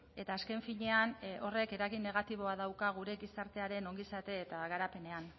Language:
Basque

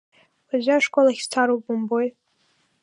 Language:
Abkhazian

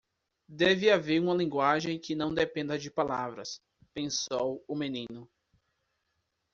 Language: Portuguese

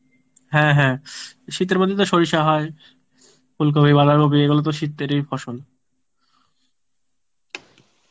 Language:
Bangla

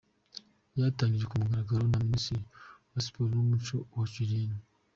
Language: Kinyarwanda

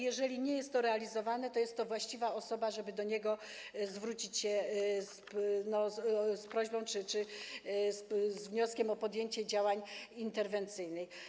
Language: Polish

